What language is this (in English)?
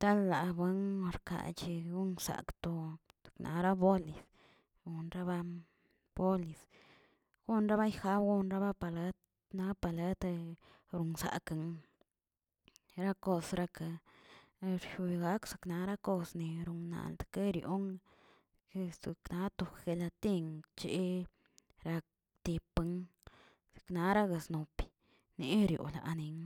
Tilquiapan Zapotec